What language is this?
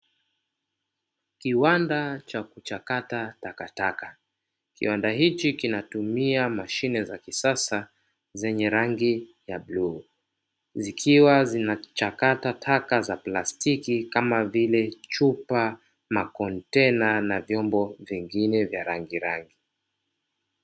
Swahili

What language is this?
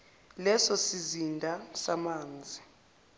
Zulu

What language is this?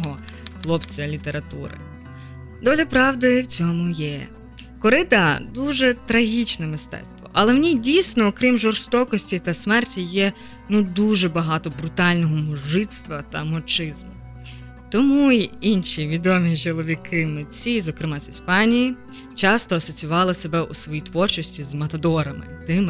Ukrainian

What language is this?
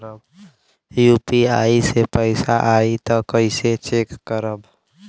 Bhojpuri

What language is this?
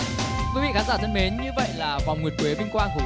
Vietnamese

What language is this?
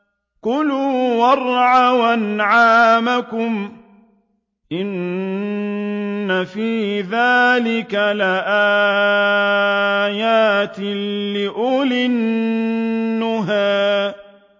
Arabic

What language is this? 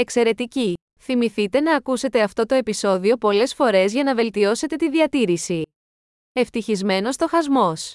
Greek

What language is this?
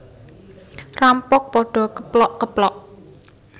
Javanese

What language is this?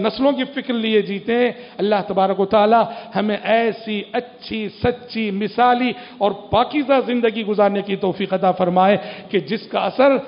Arabic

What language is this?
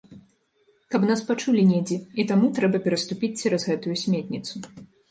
Belarusian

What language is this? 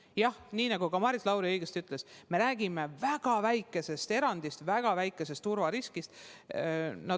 Estonian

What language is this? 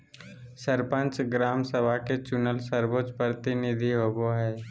Magahi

